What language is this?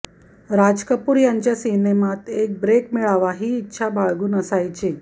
Marathi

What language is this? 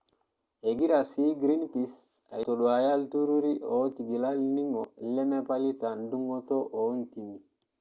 Masai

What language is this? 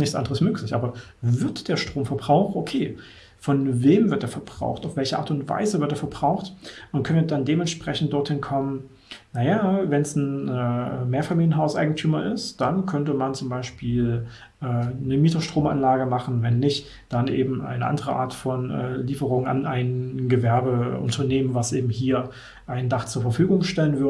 German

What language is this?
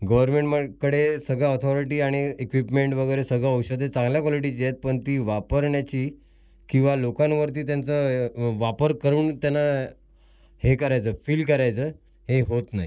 Marathi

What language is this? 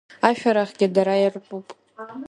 Abkhazian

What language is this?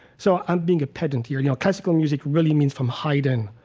English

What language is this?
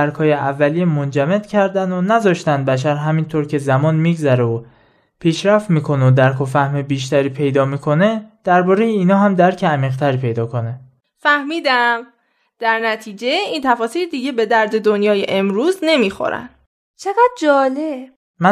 Persian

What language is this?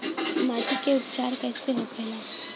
Bhojpuri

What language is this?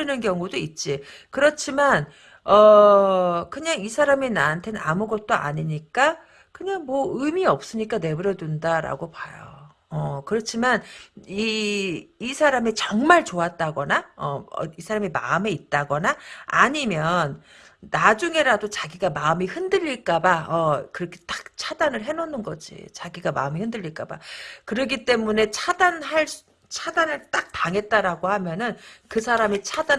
Korean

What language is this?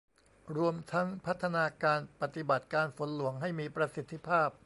Thai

